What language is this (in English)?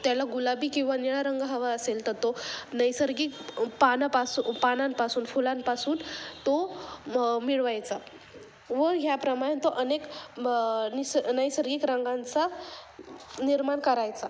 Marathi